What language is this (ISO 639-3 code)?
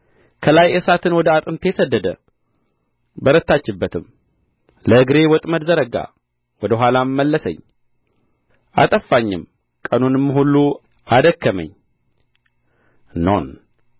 amh